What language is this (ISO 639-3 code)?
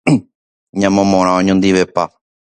grn